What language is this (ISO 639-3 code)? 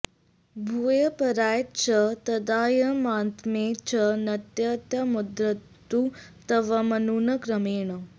san